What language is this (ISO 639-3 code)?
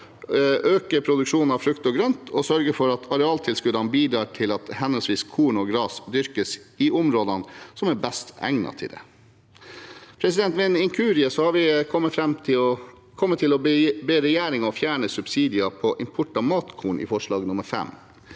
nor